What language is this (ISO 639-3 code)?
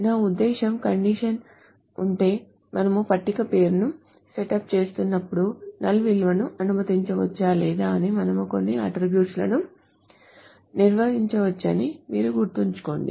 tel